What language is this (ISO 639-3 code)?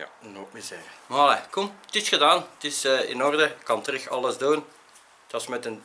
nld